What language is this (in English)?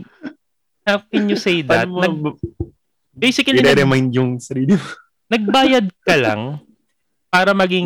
Filipino